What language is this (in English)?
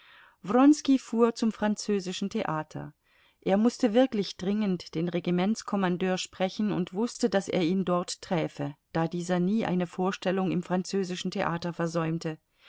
German